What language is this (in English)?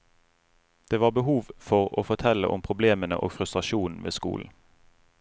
Norwegian